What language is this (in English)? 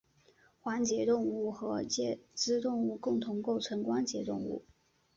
Chinese